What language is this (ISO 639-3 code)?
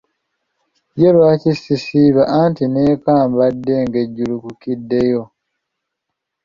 lug